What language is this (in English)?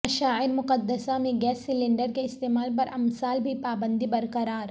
Urdu